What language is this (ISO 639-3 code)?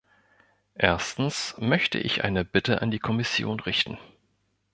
deu